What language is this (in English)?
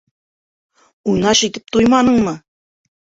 Bashkir